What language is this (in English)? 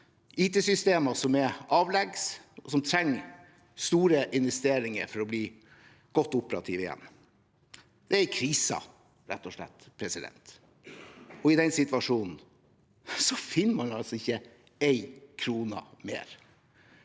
Norwegian